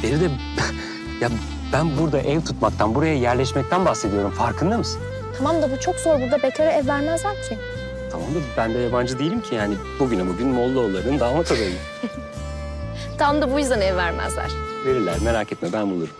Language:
Turkish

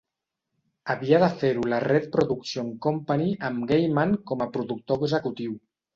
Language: Catalan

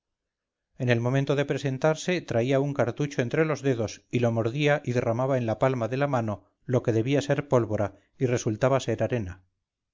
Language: Spanish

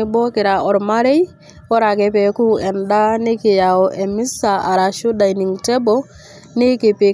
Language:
Masai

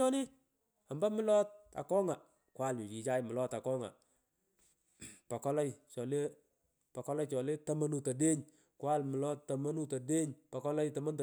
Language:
Pökoot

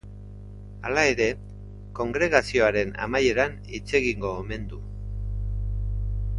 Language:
Basque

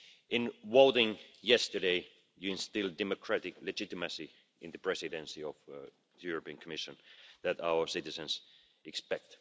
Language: English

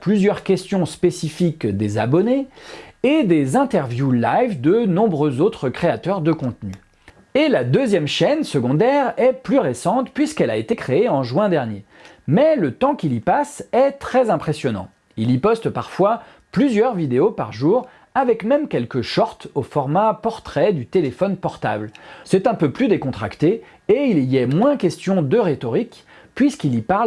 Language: French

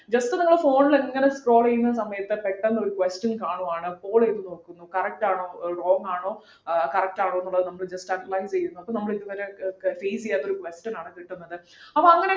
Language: Malayalam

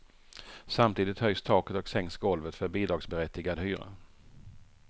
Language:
Swedish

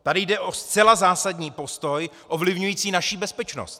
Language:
Czech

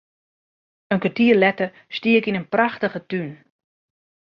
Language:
Western Frisian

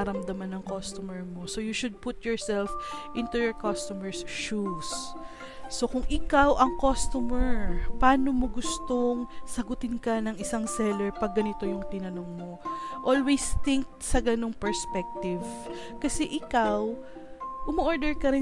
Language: Filipino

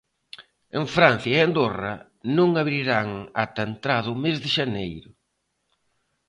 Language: Galician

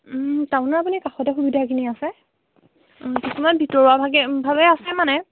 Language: Assamese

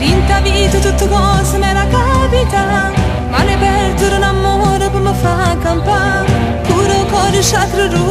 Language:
Romanian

